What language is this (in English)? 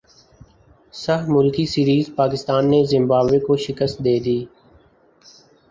Urdu